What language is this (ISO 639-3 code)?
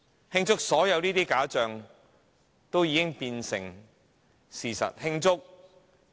yue